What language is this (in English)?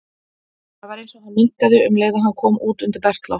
Icelandic